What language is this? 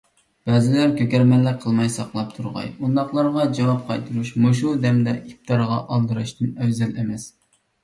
Uyghur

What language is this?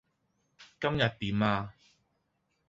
Cantonese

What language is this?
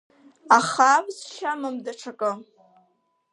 Abkhazian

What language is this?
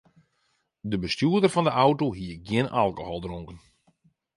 Western Frisian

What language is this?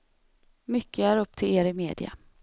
Swedish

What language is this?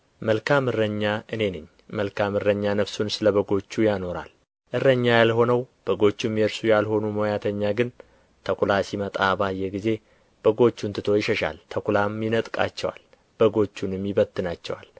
Amharic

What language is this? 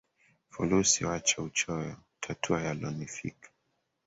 Swahili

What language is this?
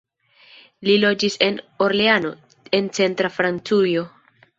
Esperanto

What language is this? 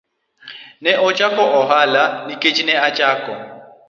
Luo (Kenya and Tanzania)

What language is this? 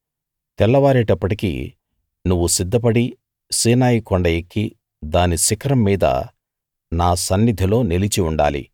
Telugu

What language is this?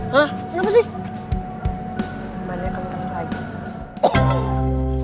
Indonesian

